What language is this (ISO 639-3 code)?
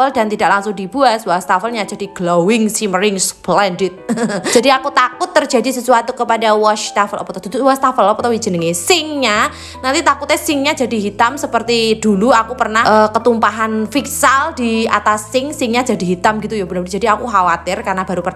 ind